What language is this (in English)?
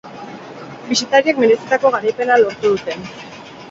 Basque